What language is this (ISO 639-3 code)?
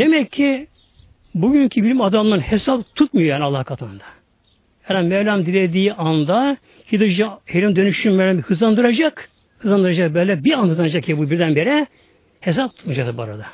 tur